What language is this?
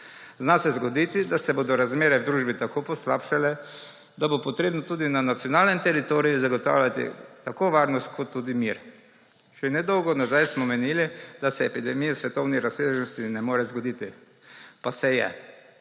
Slovenian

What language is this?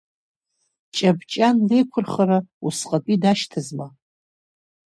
Abkhazian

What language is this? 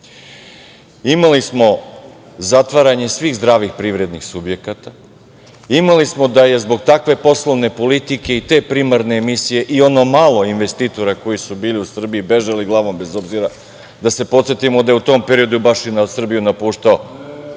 Serbian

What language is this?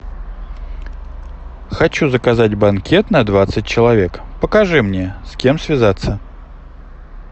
Russian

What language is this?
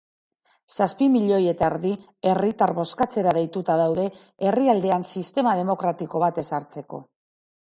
Basque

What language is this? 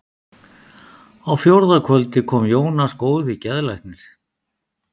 Icelandic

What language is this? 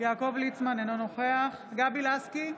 Hebrew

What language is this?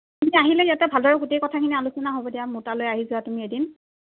Assamese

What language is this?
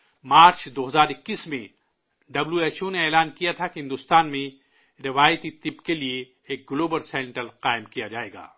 Urdu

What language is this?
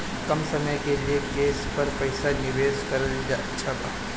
Bhojpuri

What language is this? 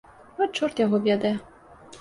Belarusian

